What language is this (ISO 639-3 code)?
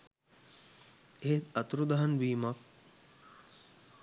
sin